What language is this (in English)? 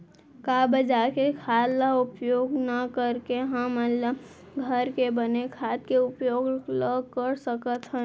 Chhattisgarhi